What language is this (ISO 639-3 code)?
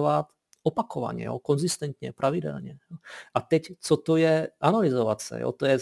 ces